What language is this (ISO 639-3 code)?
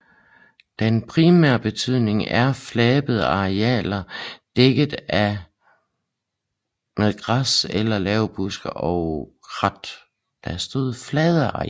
dan